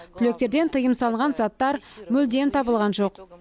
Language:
Kazakh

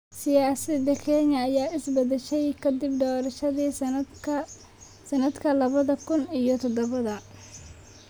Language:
Somali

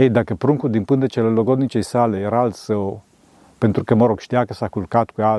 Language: Romanian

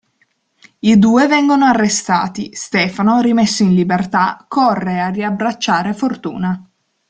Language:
Italian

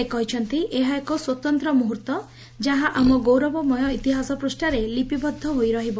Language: Odia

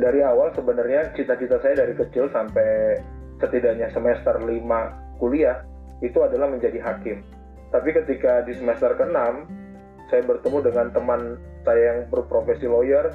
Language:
Indonesian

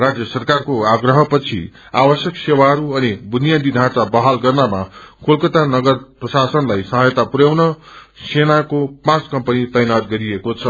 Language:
Nepali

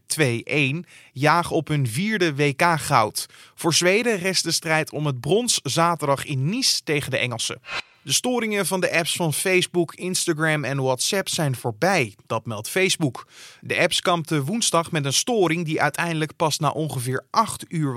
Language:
Dutch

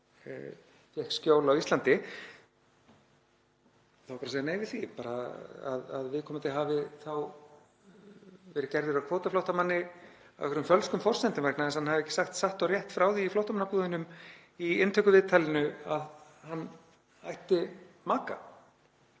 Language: Icelandic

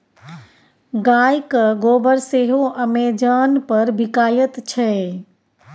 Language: Maithili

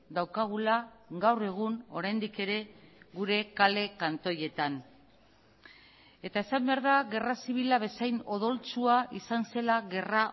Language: Basque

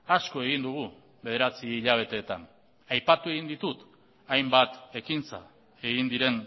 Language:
Basque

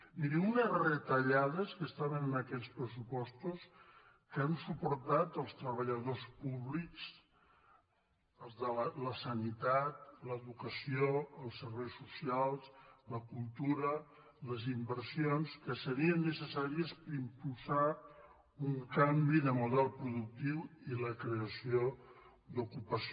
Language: Catalan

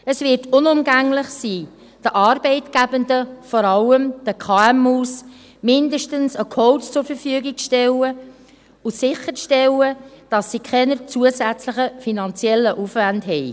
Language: Swiss German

